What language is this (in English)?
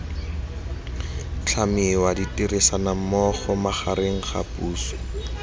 Tswana